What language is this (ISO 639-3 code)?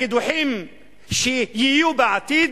heb